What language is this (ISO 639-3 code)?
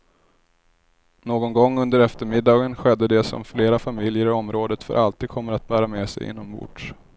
swe